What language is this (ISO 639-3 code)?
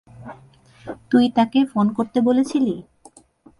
ben